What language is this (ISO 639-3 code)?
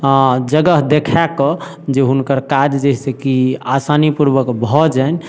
mai